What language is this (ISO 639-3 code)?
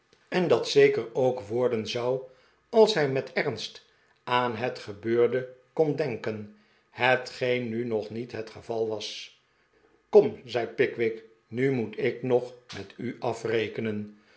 nld